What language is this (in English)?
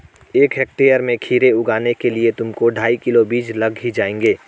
Hindi